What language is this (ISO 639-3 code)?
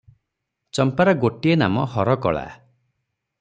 ori